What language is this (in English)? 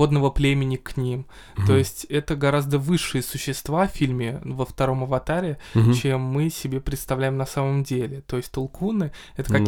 Russian